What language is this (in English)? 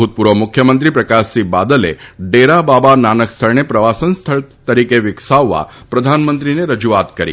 Gujarati